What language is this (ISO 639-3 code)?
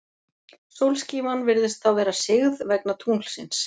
isl